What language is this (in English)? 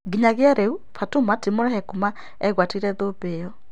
Kikuyu